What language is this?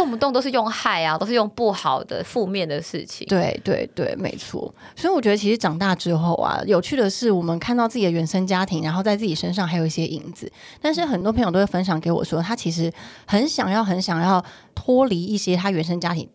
Chinese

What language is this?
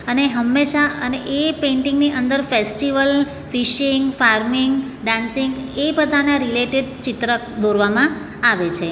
Gujarati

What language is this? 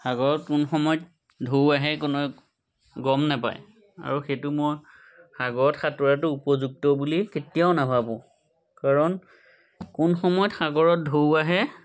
Assamese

